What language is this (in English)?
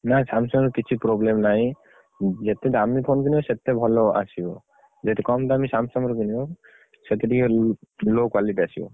Odia